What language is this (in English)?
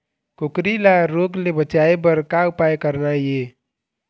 Chhattisgarhi